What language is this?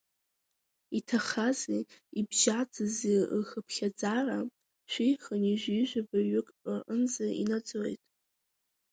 Abkhazian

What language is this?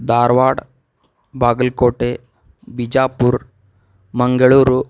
Kannada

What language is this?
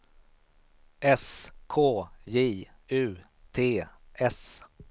Swedish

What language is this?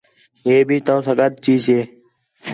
Khetrani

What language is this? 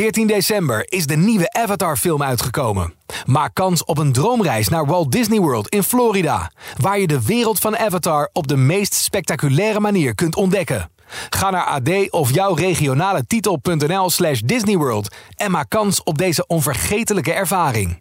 Dutch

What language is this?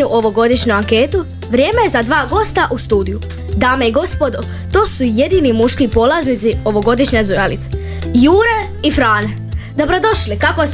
Croatian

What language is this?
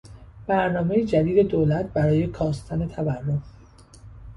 Persian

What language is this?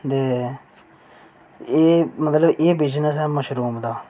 Dogri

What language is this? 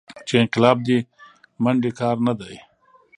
Pashto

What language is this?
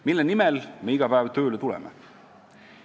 Estonian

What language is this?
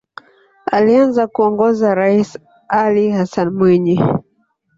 Swahili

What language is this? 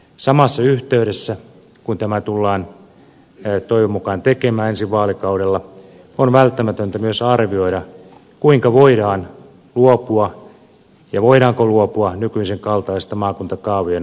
Finnish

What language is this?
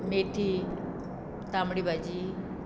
Konkani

